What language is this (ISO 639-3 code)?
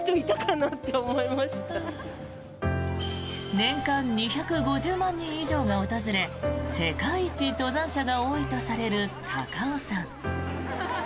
jpn